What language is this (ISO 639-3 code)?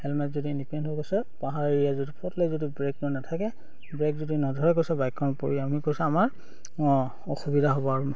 asm